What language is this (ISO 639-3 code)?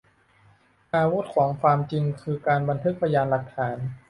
tha